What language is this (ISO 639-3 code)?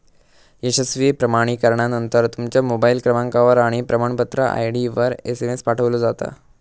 mar